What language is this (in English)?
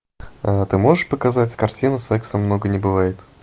Russian